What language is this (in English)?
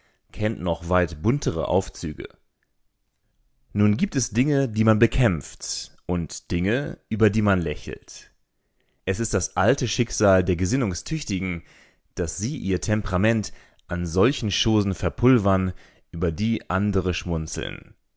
German